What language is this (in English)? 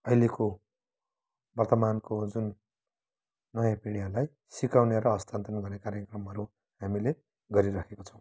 Nepali